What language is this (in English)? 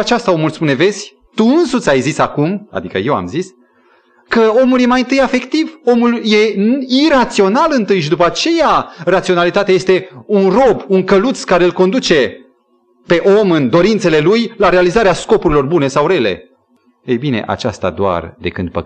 Romanian